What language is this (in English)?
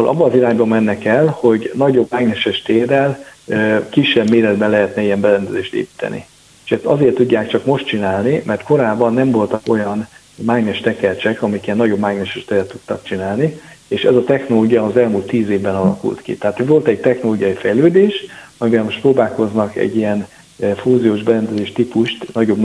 Hungarian